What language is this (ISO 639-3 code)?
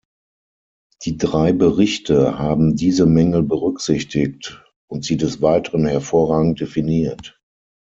deu